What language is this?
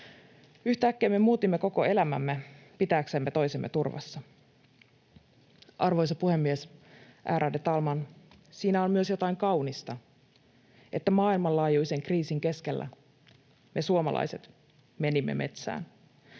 Finnish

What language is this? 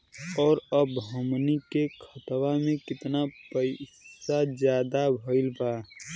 Bhojpuri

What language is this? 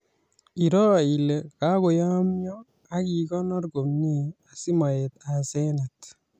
Kalenjin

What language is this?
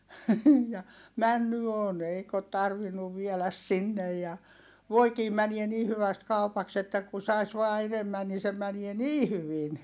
Finnish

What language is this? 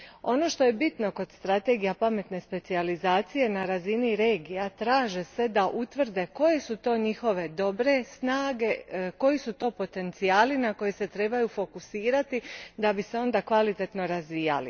Croatian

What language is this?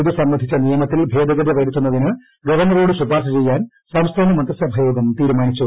Malayalam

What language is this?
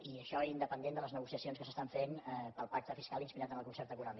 Catalan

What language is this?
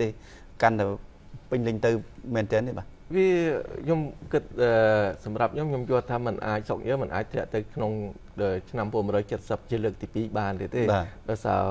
Vietnamese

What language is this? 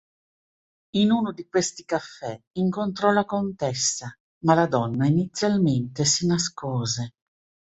Italian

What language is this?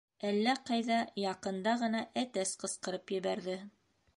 Bashkir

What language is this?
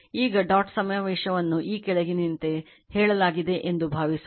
Kannada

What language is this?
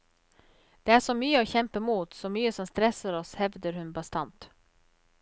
Norwegian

